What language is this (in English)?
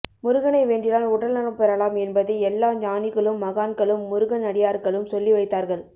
Tamil